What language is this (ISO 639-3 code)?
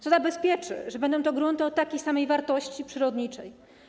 pol